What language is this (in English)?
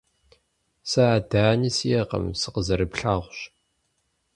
Kabardian